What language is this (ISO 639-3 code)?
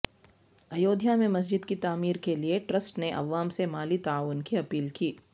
urd